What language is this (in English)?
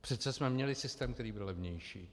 Czech